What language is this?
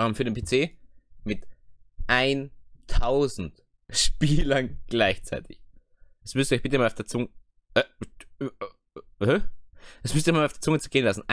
German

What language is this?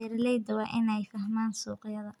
Somali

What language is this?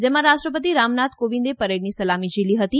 Gujarati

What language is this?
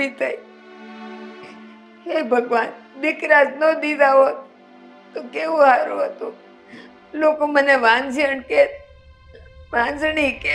Gujarati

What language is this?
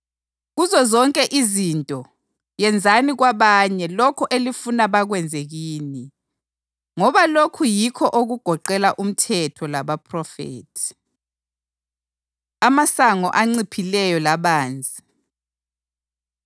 North Ndebele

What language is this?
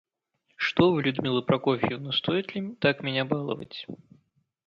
Russian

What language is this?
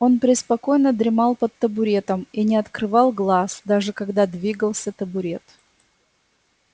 Russian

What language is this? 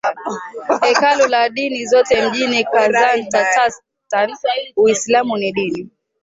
Swahili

